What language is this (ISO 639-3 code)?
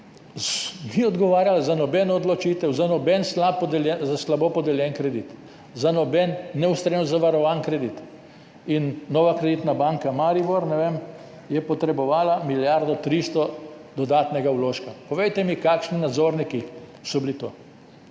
slv